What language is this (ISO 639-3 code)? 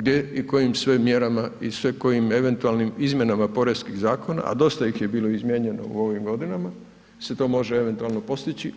hrv